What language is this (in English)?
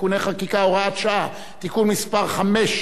Hebrew